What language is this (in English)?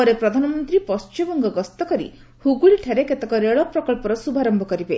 Odia